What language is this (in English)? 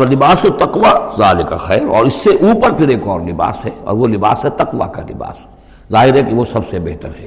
Urdu